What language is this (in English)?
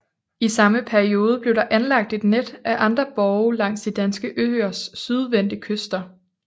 Danish